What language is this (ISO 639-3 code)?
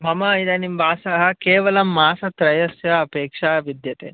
san